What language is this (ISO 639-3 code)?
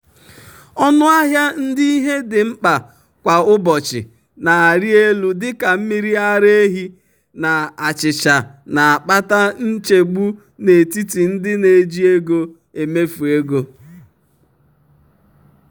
ibo